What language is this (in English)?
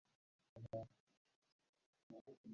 Uzbek